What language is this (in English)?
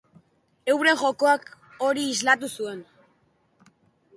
Basque